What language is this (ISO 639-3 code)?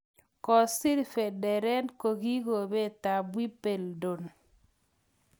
kln